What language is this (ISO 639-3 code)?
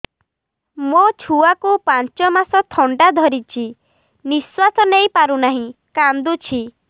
ori